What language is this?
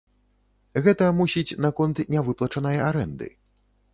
Belarusian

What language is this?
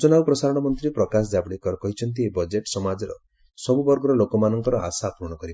Odia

